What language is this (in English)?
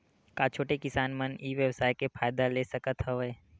Chhattisgarhi